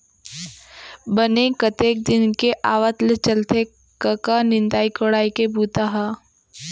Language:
Chhattisgarhi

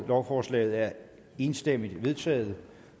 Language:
Danish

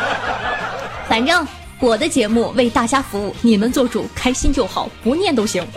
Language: Chinese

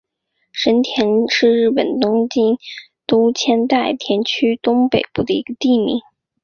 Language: Chinese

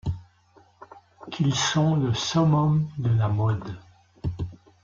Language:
French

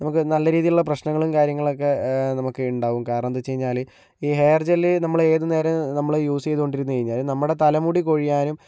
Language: Malayalam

